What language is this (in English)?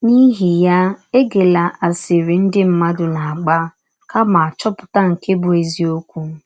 Igbo